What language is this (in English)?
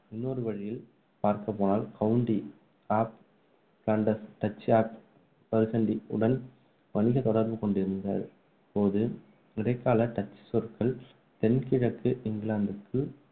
Tamil